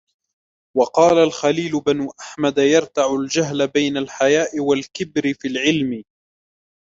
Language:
Arabic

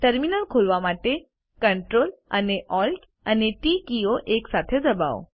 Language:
Gujarati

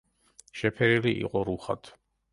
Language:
Georgian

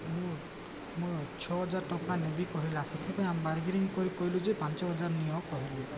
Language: Odia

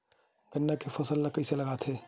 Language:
Chhattisgarhi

